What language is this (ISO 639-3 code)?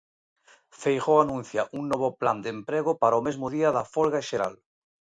glg